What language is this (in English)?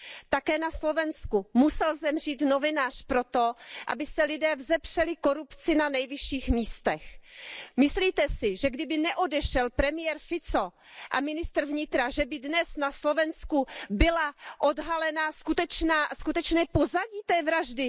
Czech